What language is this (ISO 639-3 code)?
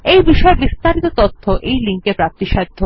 ben